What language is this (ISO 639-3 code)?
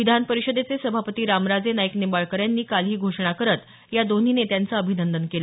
mar